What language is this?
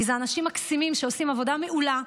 Hebrew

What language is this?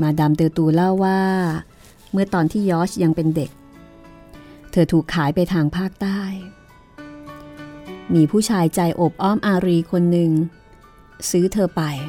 Thai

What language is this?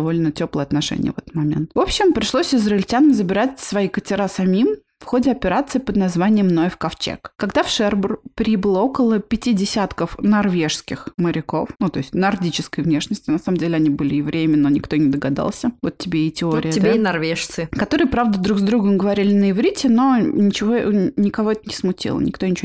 Russian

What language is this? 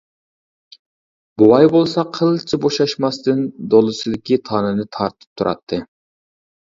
Uyghur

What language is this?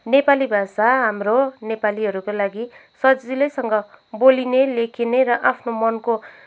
Nepali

